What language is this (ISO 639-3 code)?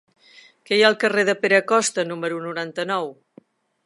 cat